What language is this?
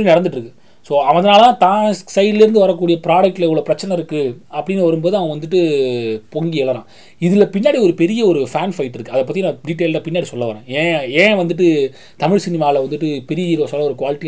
Tamil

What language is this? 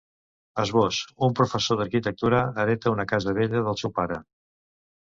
Catalan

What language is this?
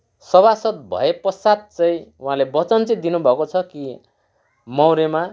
Nepali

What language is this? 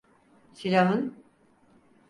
Turkish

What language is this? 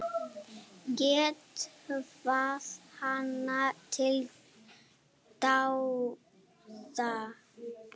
Icelandic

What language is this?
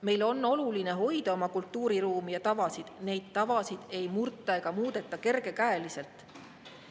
Estonian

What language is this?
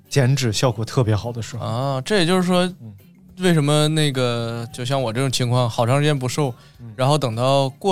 Chinese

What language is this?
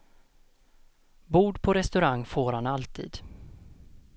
Swedish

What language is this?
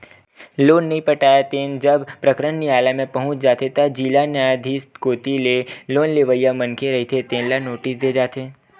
Chhattisgarhi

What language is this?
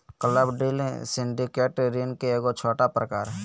Magahi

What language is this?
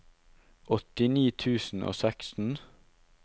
Norwegian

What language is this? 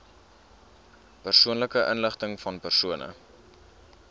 Afrikaans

